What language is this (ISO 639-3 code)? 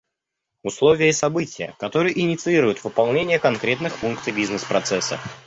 rus